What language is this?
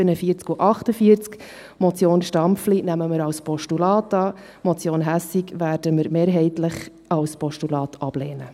Swiss German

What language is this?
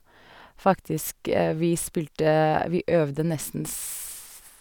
Norwegian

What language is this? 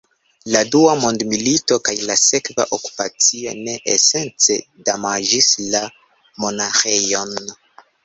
Esperanto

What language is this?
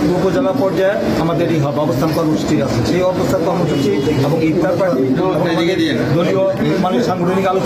Arabic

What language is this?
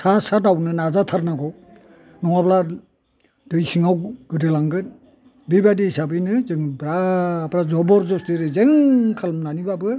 Bodo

